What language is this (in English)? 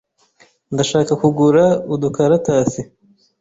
Kinyarwanda